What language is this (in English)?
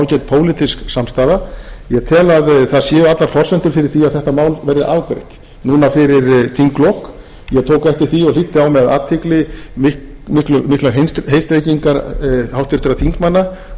Icelandic